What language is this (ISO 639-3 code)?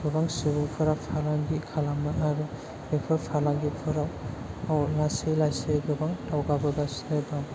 brx